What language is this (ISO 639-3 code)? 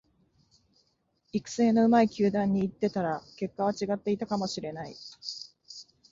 jpn